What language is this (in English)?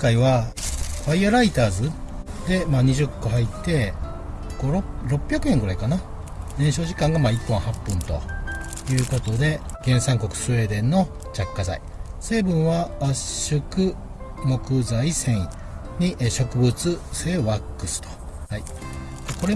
Japanese